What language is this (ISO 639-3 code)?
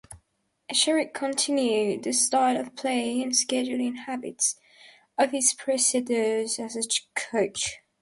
eng